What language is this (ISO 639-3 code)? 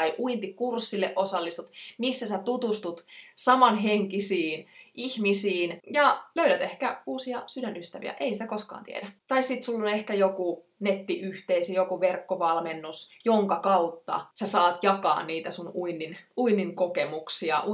fin